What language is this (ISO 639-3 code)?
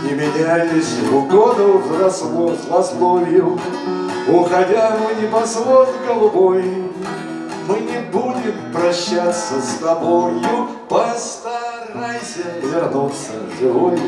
rus